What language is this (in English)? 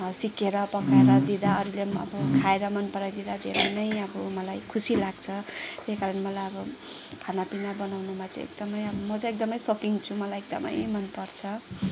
Nepali